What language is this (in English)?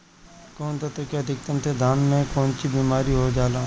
Bhojpuri